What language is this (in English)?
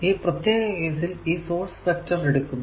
Malayalam